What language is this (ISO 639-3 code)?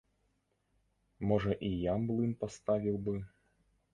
bel